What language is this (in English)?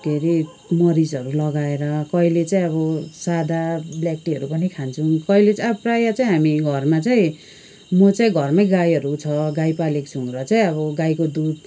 Nepali